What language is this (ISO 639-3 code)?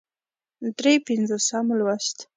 pus